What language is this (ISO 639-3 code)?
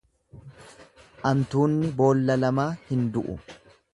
orm